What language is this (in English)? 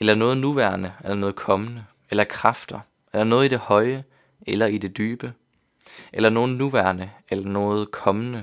Danish